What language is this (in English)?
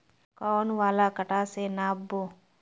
Magahi